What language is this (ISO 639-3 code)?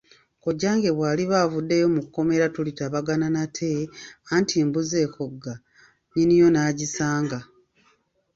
lug